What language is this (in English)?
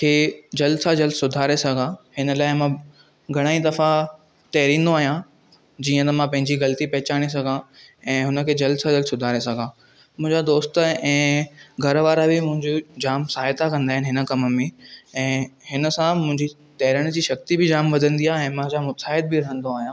Sindhi